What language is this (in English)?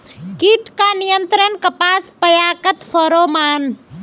Magahi